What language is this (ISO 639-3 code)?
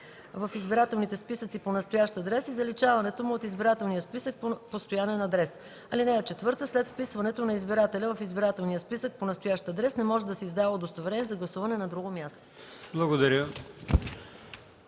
bul